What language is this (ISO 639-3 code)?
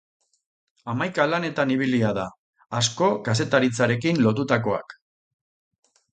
eus